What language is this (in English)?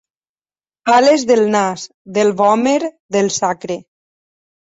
Catalan